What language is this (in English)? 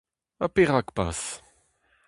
Breton